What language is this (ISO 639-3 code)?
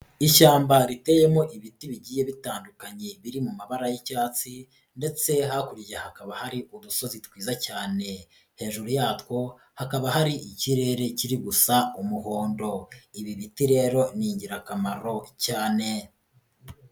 kin